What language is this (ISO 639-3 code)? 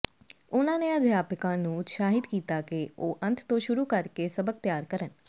pan